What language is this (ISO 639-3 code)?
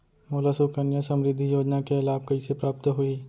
hne